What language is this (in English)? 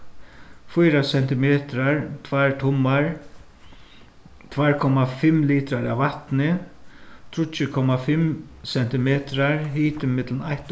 Faroese